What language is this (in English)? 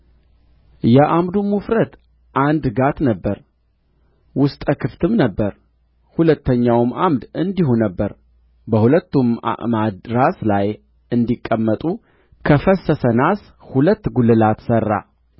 Amharic